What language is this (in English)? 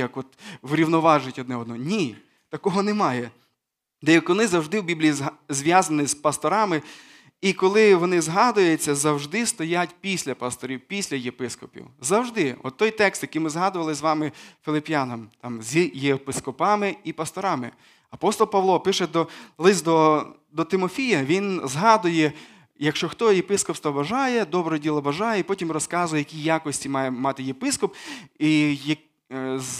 Ukrainian